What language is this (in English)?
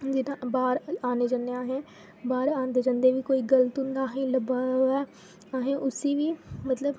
Dogri